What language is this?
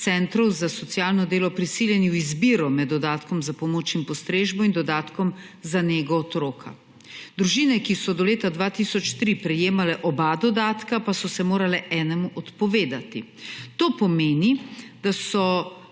Slovenian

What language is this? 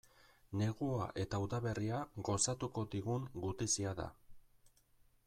Basque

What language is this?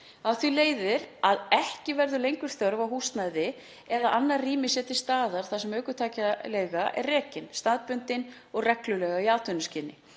Icelandic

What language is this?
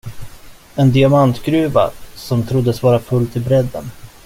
Swedish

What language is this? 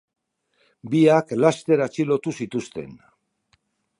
Basque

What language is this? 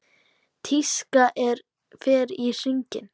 Icelandic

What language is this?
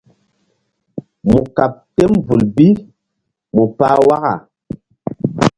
Mbum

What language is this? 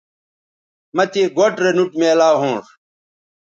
Bateri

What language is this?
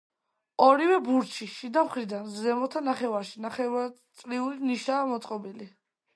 Georgian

